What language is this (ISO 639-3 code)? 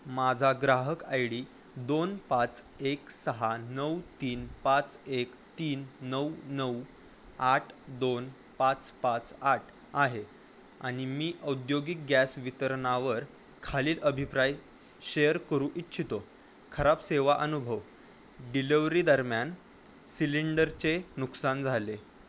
mar